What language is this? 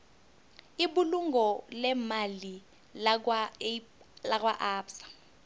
South Ndebele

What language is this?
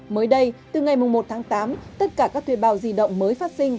Vietnamese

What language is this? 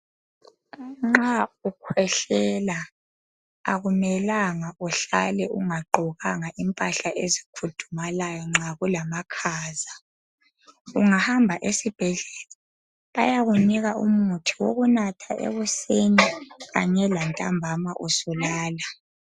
North Ndebele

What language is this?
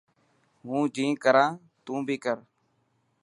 Dhatki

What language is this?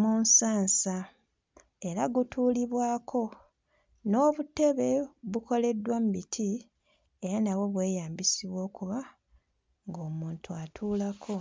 Ganda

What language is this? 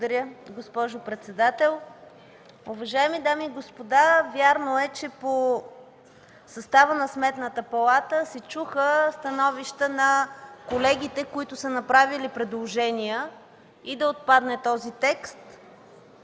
Bulgarian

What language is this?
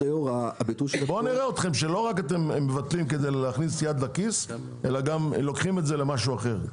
Hebrew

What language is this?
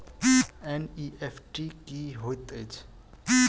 Maithili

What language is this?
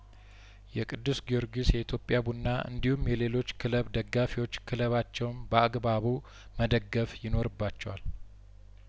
Amharic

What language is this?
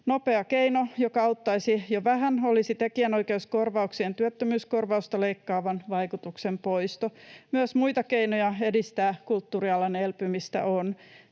Finnish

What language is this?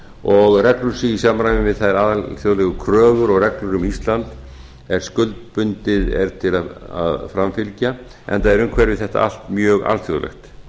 Icelandic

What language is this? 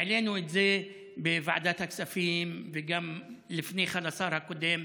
Hebrew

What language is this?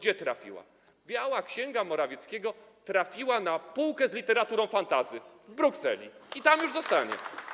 Polish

